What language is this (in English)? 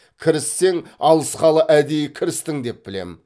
Kazakh